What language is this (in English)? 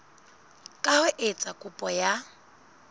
Southern Sotho